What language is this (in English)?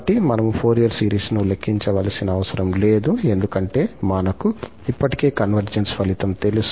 Telugu